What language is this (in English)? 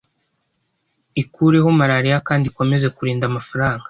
Kinyarwanda